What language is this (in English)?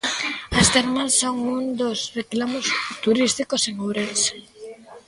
Galician